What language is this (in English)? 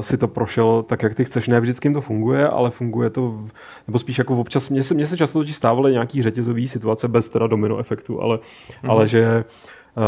Czech